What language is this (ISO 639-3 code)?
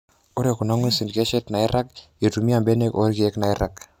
mas